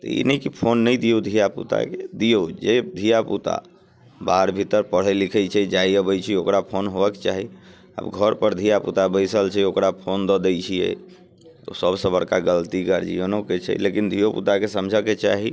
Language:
Maithili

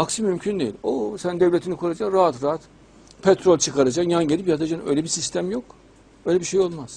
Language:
Turkish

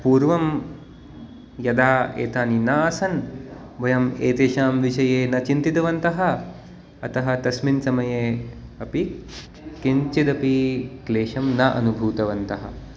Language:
Sanskrit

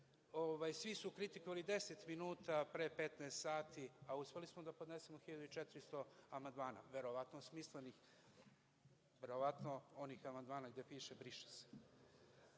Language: Serbian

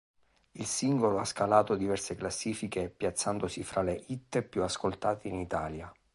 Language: Italian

